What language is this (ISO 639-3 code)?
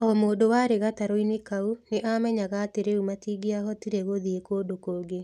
kik